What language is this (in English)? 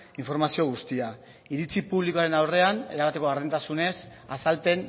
Basque